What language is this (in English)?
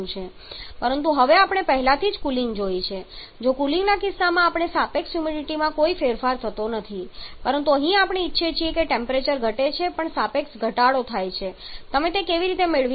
Gujarati